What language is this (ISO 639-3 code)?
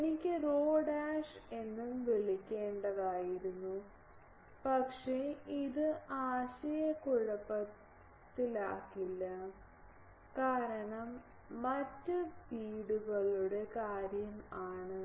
mal